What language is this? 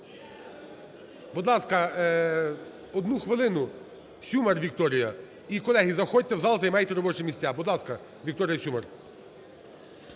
Ukrainian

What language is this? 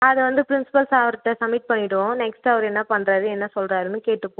Tamil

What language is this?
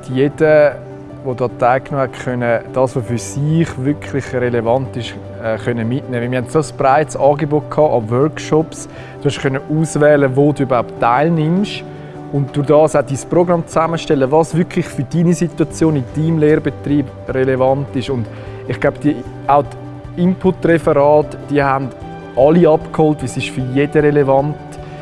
German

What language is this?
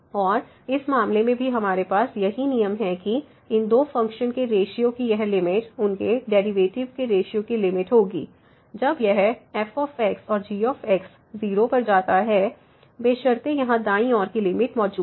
Hindi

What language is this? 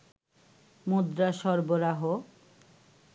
Bangla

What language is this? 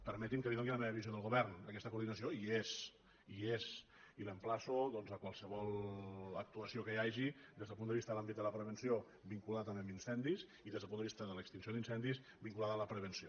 Catalan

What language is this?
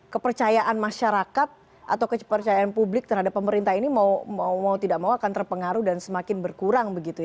Indonesian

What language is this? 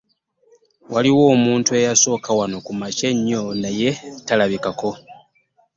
Ganda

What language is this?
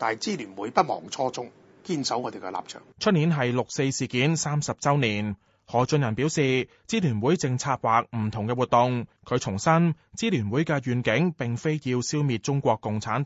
Chinese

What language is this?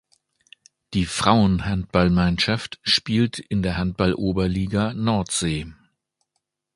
German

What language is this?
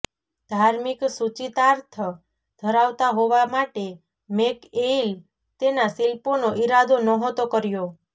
Gujarati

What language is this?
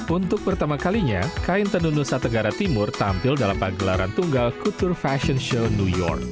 Indonesian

